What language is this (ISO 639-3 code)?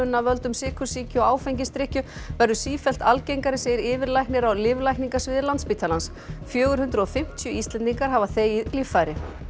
isl